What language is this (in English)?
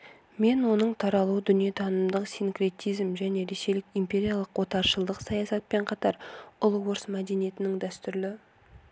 Kazakh